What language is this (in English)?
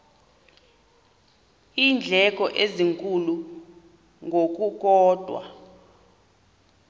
Xhosa